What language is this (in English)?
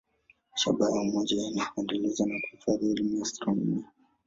Swahili